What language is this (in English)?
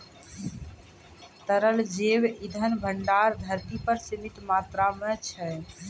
Maithili